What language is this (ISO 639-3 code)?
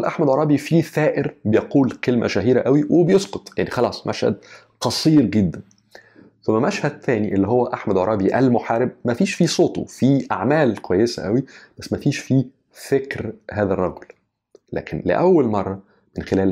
ara